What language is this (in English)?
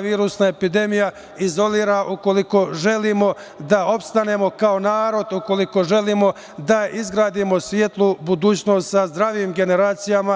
Serbian